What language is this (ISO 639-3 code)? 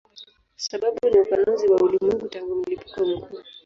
swa